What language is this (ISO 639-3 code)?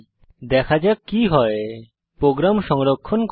ben